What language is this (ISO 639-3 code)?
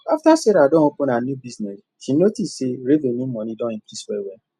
pcm